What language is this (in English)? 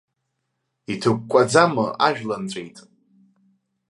Abkhazian